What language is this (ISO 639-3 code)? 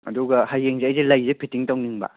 mni